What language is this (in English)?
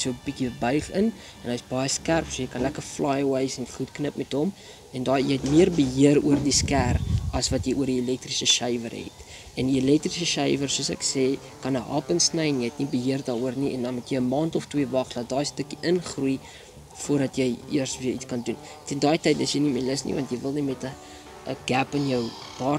Dutch